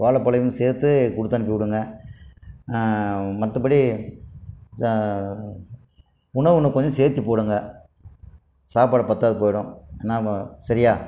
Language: Tamil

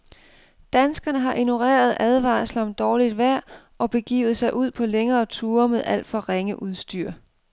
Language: Danish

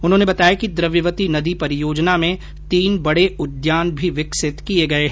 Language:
Hindi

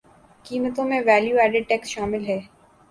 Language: Urdu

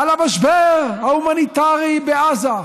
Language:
Hebrew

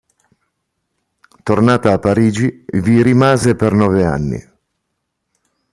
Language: Italian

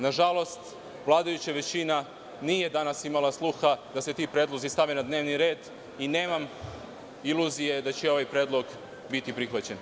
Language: Serbian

